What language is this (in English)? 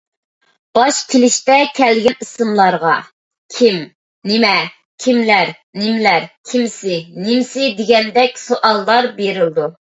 Uyghur